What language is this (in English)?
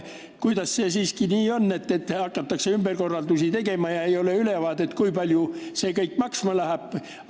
Estonian